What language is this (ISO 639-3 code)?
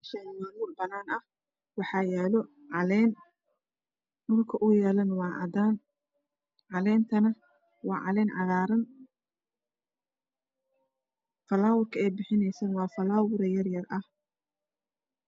som